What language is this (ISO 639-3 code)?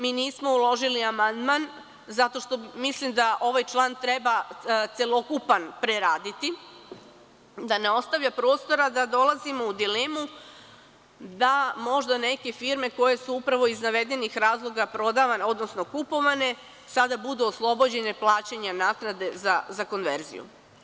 srp